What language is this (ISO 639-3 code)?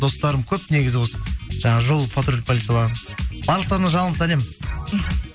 kaz